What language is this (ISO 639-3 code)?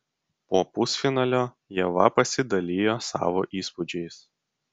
lit